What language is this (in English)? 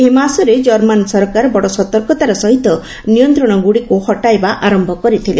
Odia